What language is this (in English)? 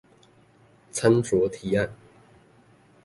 Chinese